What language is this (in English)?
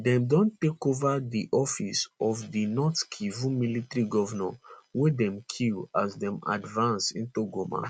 Nigerian Pidgin